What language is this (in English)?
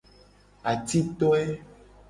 Gen